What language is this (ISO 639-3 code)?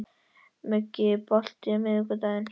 isl